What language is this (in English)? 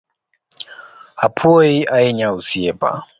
Luo (Kenya and Tanzania)